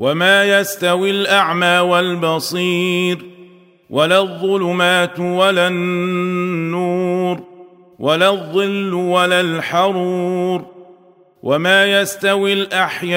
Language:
Arabic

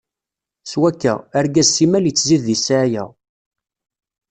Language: Kabyle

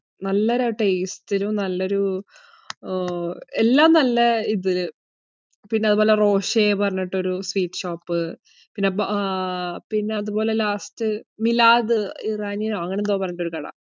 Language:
Malayalam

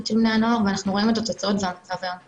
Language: Hebrew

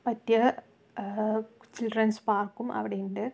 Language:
Malayalam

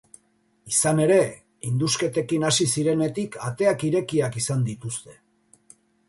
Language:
Basque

